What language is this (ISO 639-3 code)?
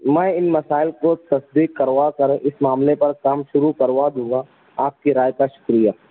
urd